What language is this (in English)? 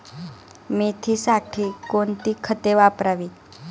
Marathi